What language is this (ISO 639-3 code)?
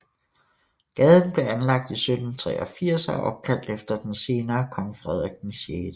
dan